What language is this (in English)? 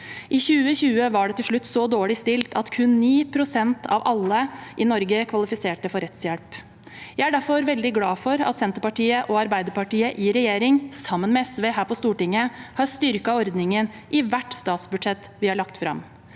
Norwegian